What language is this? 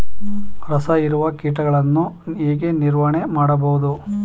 Kannada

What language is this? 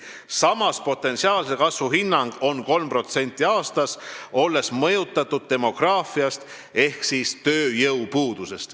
Estonian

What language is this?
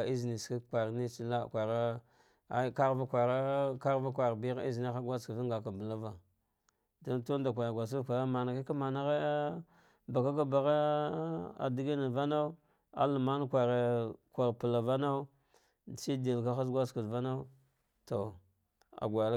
Dghwede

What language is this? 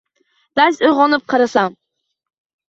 Uzbek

